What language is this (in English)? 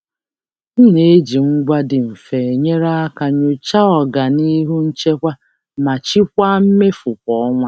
Igbo